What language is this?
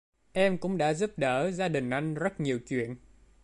Vietnamese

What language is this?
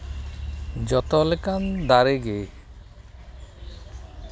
Santali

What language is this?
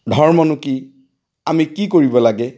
Assamese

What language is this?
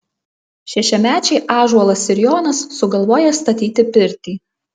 Lithuanian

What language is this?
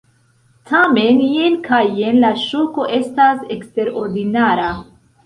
Esperanto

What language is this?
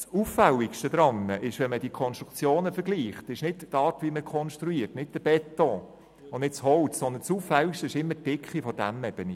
Swiss German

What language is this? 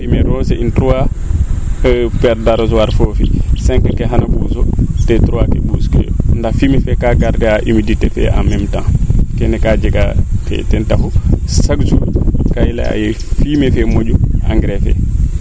Serer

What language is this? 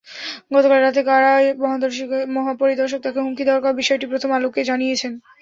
Bangla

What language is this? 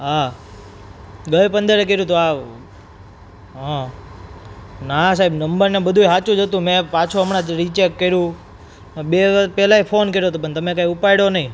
Gujarati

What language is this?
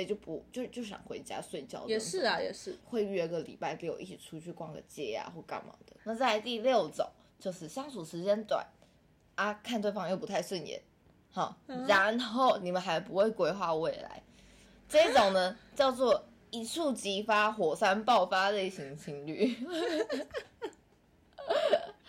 Chinese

